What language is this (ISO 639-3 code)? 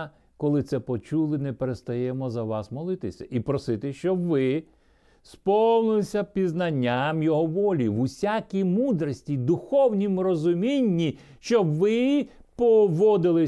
ukr